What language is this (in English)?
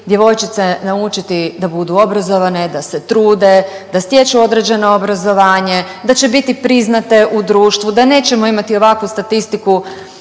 Croatian